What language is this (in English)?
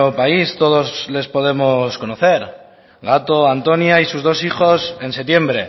Spanish